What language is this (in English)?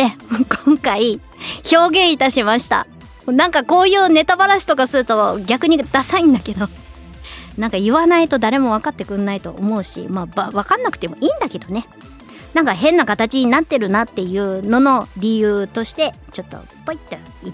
Japanese